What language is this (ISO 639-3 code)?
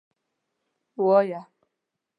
pus